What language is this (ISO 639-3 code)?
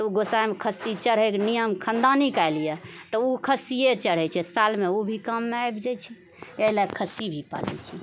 mai